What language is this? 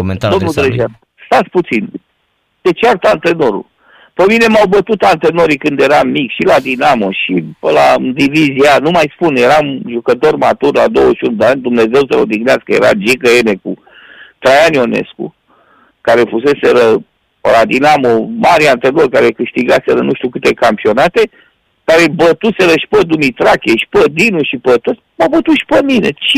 Romanian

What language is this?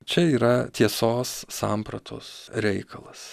Lithuanian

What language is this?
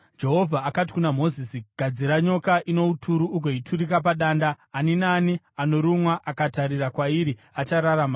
Shona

